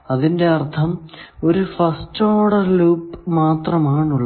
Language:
Malayalam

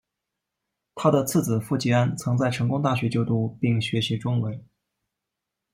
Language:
Chinese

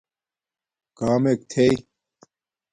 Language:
Domaaki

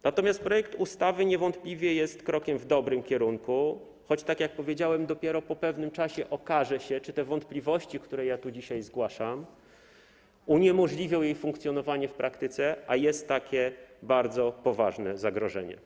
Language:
Polish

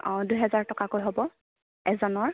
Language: Assamese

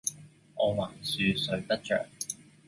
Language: Cantonese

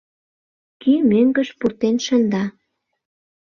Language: Mari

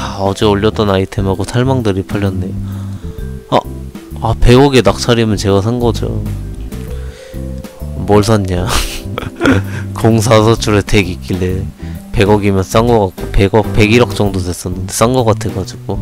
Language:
Korean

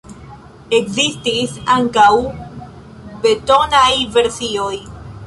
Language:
Esperanto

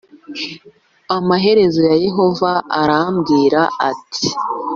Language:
Kinyarwanda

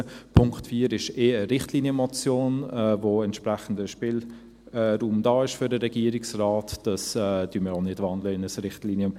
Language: Swiss German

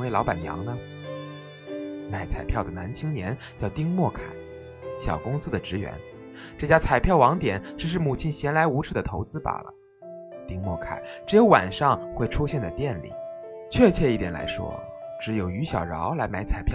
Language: Chinese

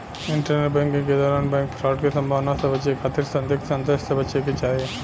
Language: Bhojpuri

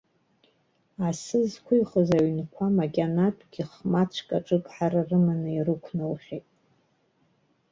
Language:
Abkhazian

